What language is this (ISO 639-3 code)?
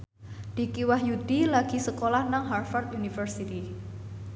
jav